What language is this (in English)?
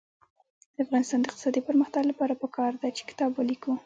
Pashto